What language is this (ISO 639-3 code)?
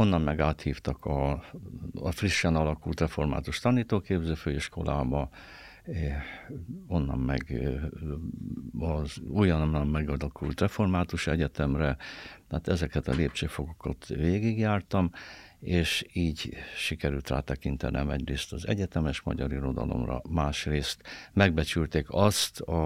hun